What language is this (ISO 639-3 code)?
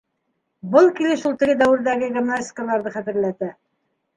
bak